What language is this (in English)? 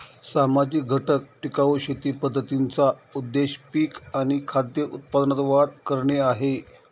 Marathi